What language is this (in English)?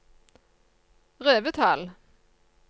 Norwegian